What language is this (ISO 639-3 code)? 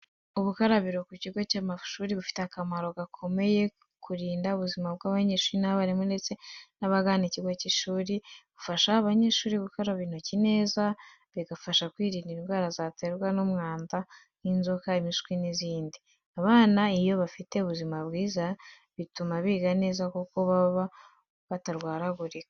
kin